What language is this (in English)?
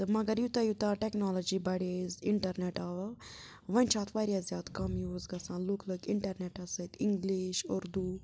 Kashmiri